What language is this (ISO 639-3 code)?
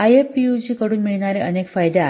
mar